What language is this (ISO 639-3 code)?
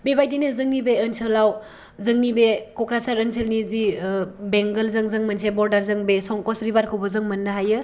brx